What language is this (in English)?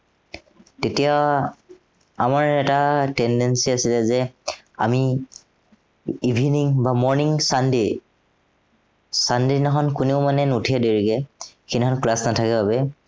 Assamese